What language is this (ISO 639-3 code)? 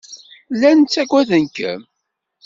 kab